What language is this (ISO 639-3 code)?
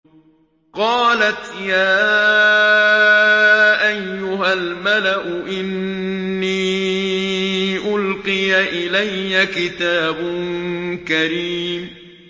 ara